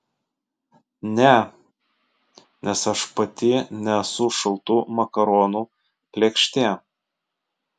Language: Lithuanian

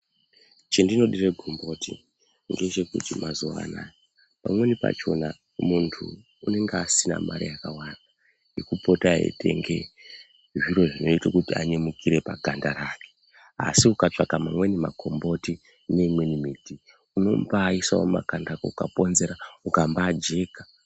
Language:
Ndau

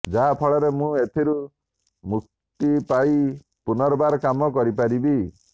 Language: Odia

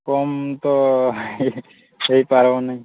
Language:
Odia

